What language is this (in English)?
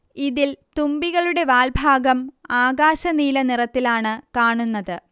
Malayalam